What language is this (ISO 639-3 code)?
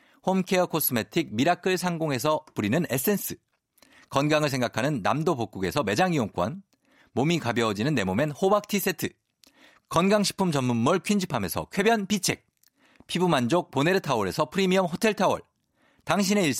kor